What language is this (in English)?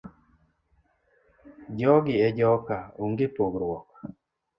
Luo (Kenya and Tanzania)